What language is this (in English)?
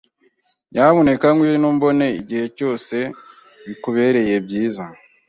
Kinyarwanda